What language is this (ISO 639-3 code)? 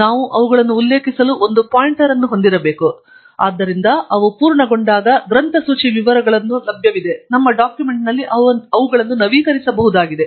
kan